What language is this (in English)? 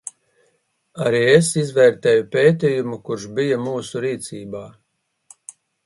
Latvian